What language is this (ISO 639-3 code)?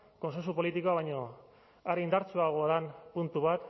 eus